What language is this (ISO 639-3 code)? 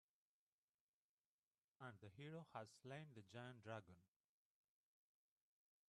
eng